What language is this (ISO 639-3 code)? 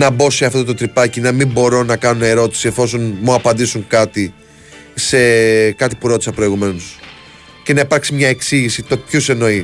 ell